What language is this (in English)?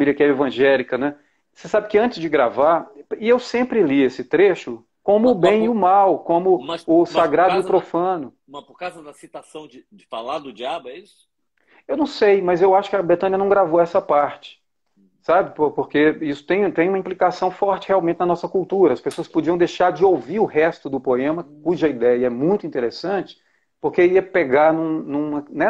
Portuguese